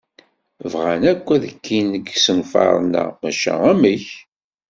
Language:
Kabyle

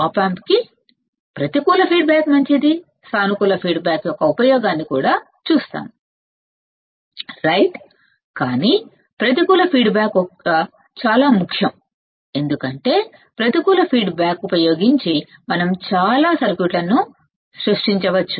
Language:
Telugu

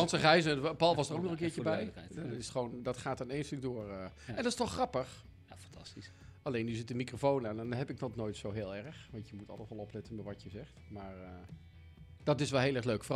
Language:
Dutch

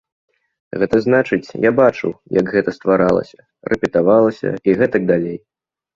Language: Belarusian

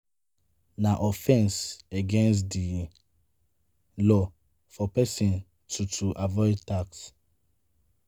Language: Nigerian Pidgin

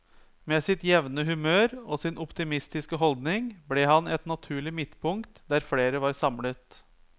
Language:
Norwegian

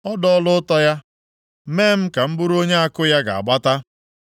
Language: Igbo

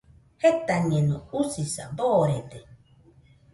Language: Nüpode Huitoto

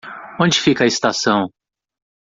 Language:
Portuguese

